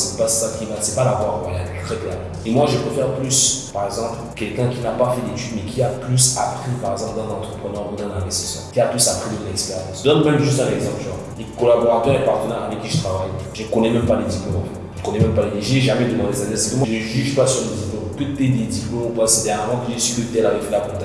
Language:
French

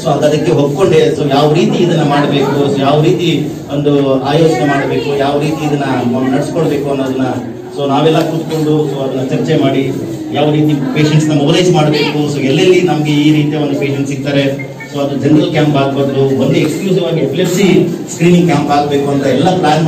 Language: Romanian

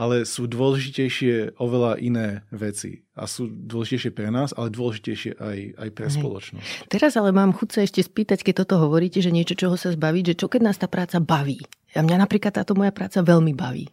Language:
Slovak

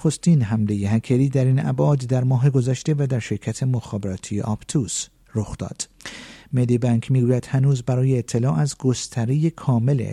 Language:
Persian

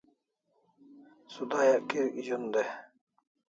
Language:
Kalasha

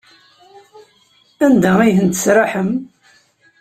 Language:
Kabyle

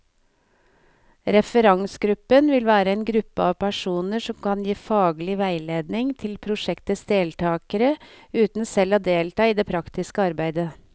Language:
Norwegian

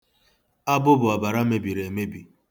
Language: Igbo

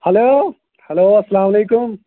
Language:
Kashmiri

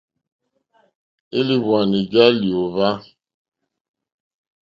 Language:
Mokpwe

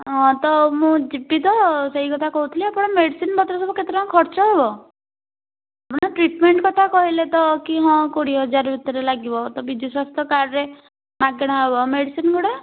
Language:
Odia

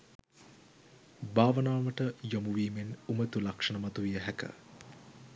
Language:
Sinhala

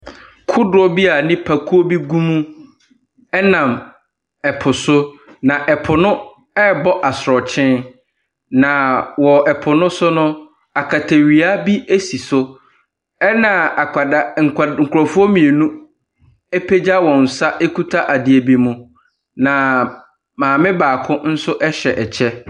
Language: Akan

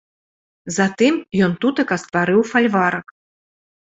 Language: Belarusian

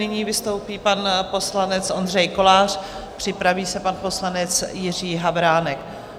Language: Czech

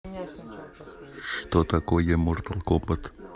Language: Russian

